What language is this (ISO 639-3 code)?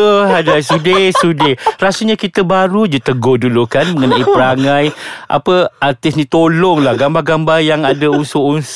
msa